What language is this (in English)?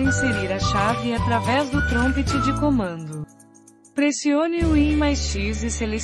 Portuguese